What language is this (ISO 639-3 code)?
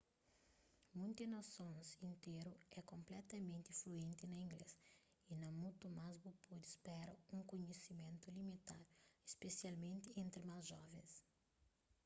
kea